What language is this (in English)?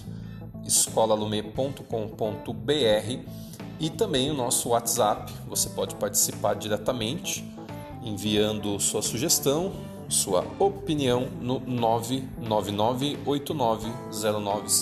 Portuguese